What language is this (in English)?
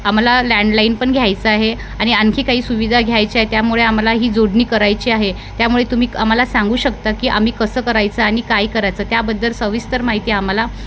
Marathi